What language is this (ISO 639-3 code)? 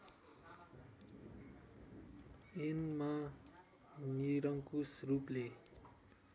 nep